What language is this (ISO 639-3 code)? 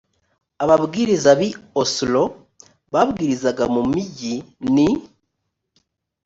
kin